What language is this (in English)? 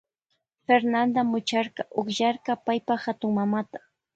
Loja Highland Quichua